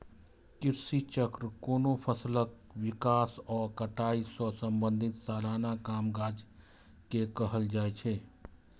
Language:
Maithili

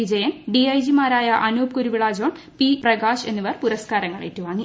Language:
Malayalam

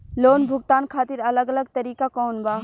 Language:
Bhojpuri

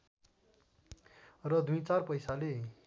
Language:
Nepali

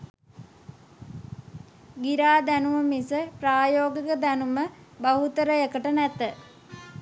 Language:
Sinhala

